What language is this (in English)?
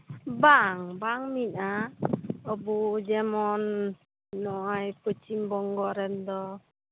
Santali